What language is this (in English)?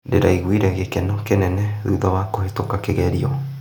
Kikuyu